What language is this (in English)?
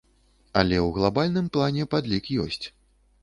Belarusian